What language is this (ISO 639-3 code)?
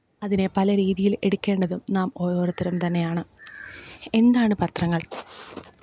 mal